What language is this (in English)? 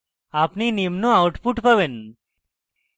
Bangla